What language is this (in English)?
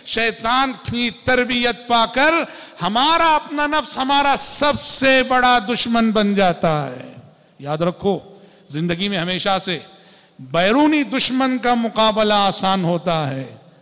Hindi